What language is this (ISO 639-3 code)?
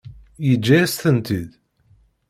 kab